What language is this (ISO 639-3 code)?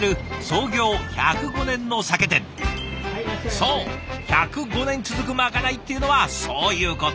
jpn